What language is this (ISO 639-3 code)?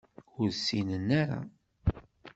kab